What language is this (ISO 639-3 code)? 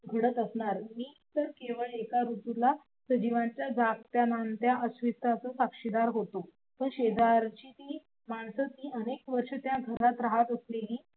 mar